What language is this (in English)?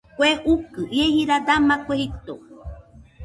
Nüpode Huitoto